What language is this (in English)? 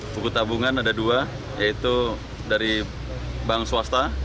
Indonesian